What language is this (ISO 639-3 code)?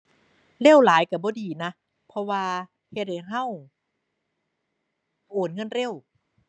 tha